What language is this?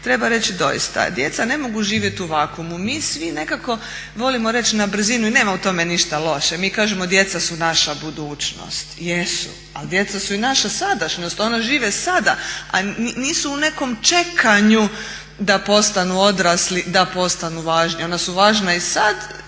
Croatian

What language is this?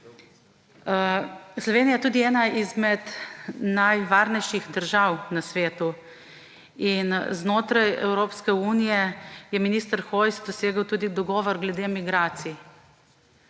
Slovenian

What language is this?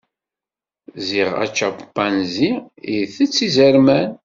Kabyle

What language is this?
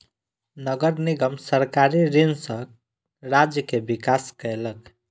Maithili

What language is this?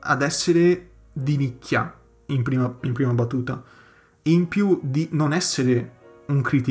Italian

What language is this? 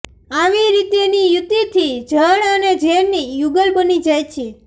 Gujarati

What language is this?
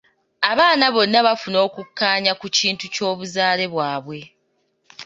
Ganda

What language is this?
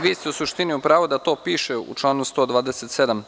Serbian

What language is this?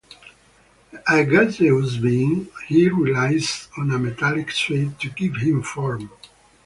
English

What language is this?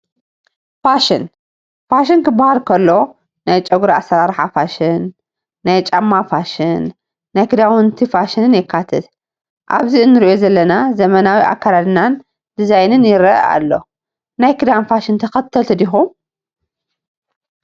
Tigrinya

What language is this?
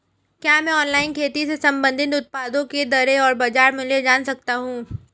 Hindi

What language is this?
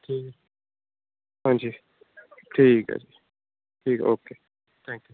Punjabi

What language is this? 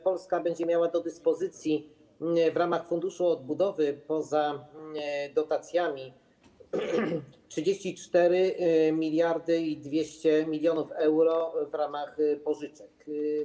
Polish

